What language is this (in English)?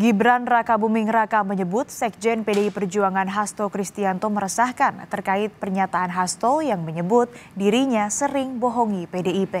Indonesian